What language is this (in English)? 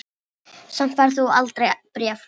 Icelandic